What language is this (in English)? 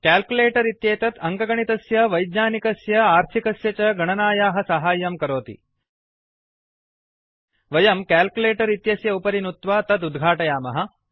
Sanskrit